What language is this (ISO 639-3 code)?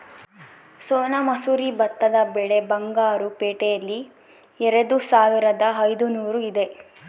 kan